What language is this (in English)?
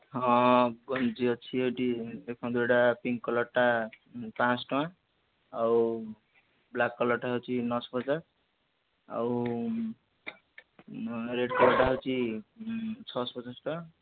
Odia